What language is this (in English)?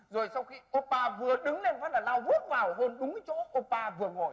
Vietnamese